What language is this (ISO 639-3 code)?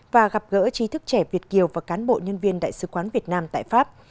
vie